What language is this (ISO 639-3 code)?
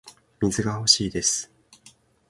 jpn